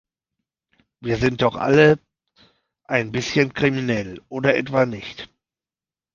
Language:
German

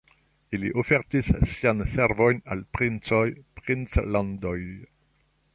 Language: Esperanto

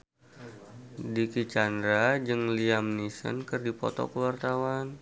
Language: Sundanese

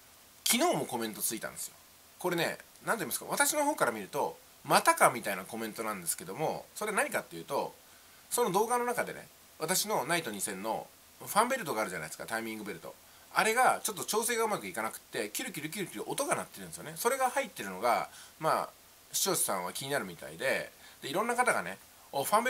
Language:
Japanese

